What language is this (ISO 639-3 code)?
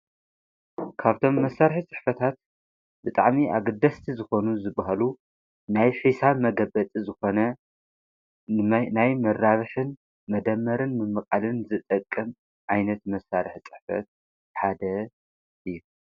tir